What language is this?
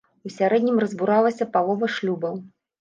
Belarusian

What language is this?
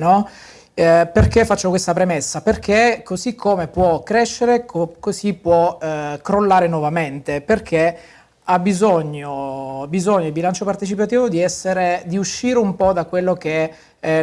Italian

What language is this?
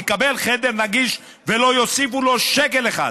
Hebrew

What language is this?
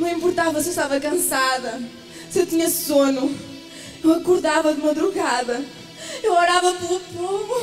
Portuguese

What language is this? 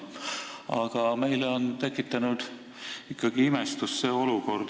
Estonian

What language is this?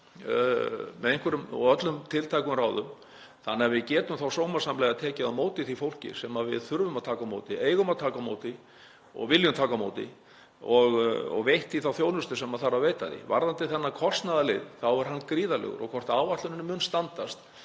Icelandic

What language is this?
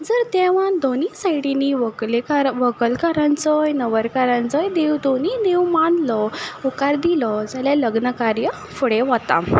Konkani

